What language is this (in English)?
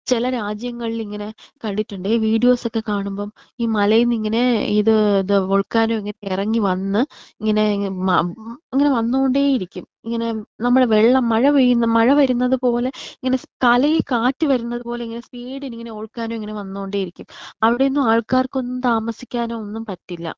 Malayalam